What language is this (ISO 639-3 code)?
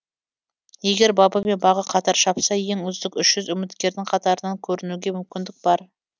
kaz